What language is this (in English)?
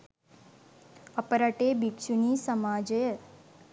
Sinhala